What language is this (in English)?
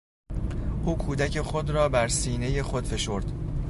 Persian